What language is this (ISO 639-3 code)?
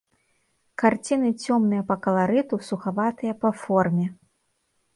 bel